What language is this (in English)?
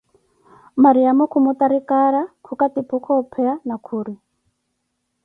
Koti